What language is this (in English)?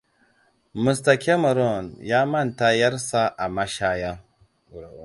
Hausa